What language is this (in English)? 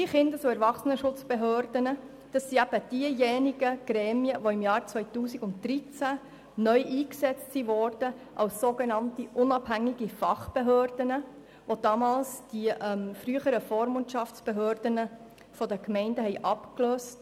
Swiss German